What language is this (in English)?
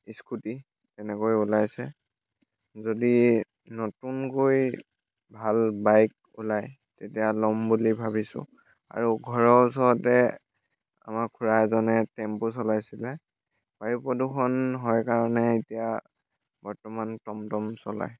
Assamese